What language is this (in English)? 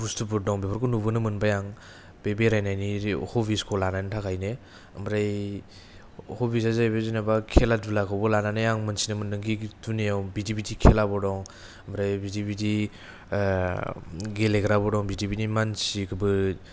Bodo